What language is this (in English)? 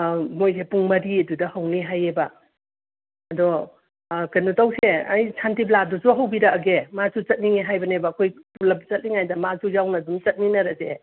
Manipuri